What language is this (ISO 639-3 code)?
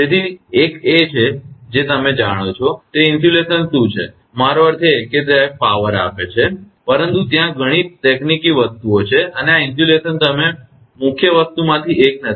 guj